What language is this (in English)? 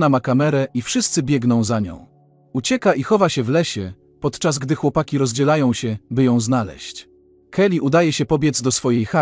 Polish